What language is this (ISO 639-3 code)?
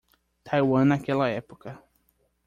por